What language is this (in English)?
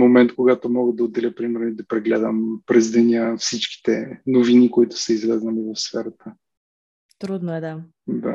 Bulgarian